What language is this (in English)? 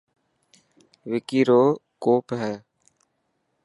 Dhatki